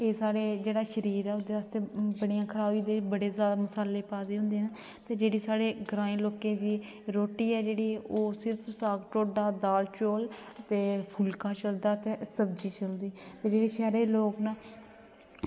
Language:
Dogri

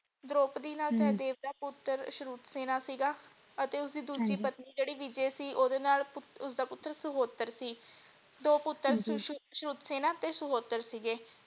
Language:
Punjabi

